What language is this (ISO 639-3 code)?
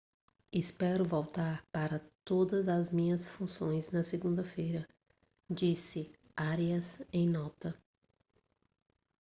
por